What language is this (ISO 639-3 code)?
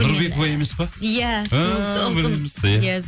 kaz